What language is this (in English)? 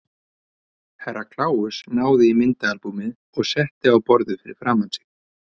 Icelandic